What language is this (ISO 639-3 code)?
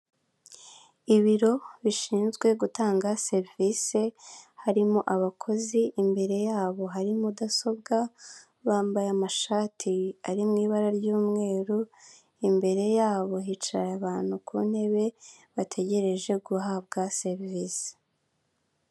kin